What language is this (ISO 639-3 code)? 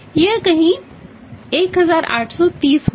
hin